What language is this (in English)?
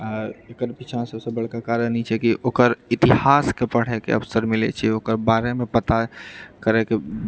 Maithili